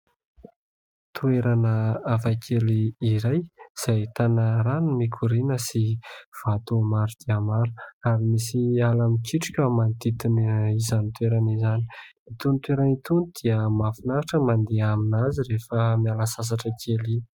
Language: Malagasy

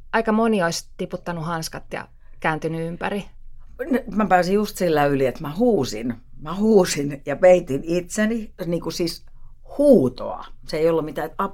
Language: Finnish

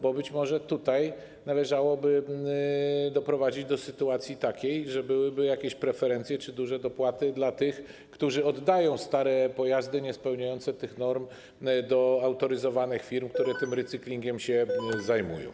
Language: Polish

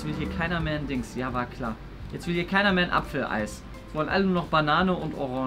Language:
German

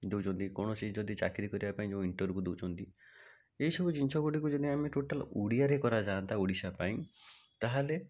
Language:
Odia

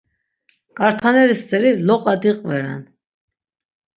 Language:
Laz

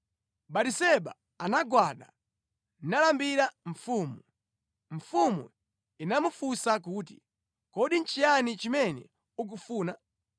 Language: Nyanja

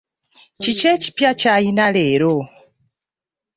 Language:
Ganda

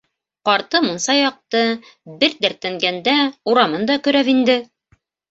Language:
Bashkir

